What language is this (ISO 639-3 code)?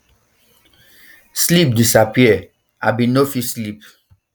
pcm